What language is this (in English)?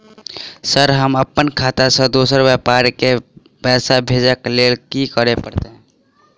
Maithili